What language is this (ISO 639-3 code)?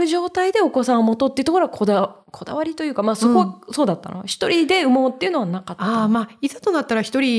jpn